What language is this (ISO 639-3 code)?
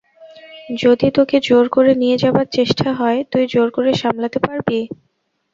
ben